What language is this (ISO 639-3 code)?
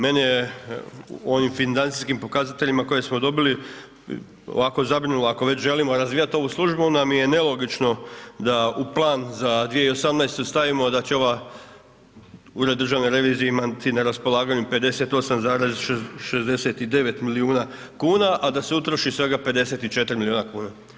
hrv